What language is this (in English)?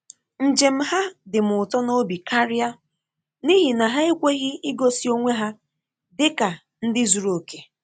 Igbo